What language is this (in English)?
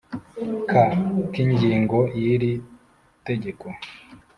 Kinyarwanda